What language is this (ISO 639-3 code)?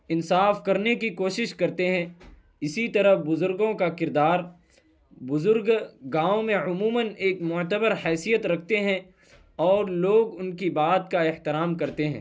urd